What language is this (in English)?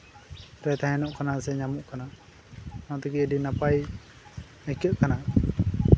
Santali